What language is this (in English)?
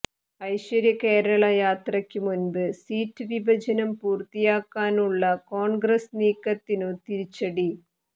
Malayalam